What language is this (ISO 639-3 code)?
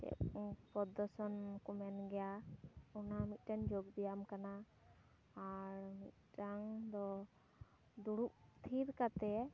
sat